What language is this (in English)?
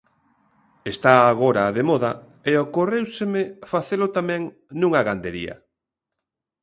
Galician